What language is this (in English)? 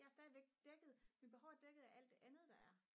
Danish